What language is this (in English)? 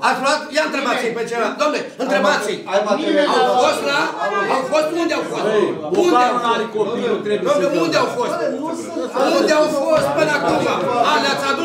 Romanian